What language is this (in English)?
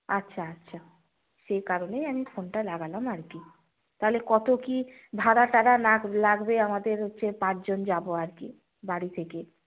Bangla